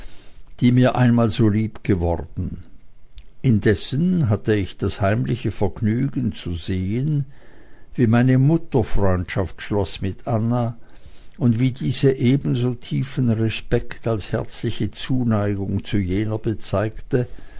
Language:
German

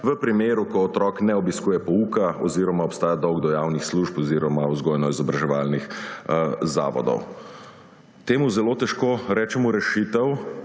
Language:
Slovenian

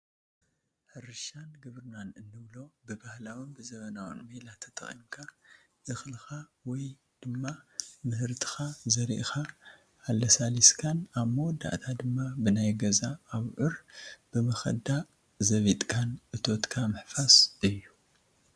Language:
Tigrinya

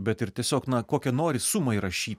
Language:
Lithuanian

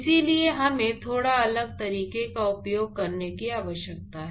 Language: Hindi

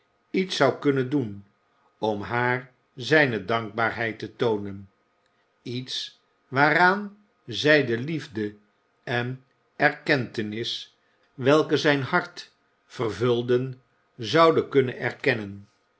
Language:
Dutch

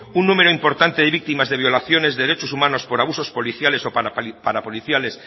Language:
Spanish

